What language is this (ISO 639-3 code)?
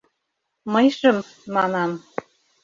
chm